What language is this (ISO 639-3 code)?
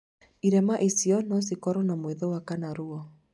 kik